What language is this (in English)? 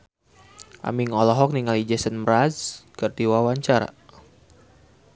Sundanese